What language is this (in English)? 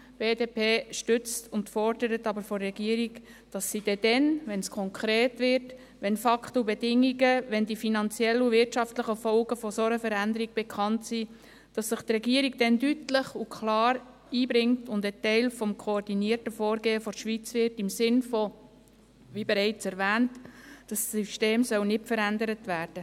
Swiss German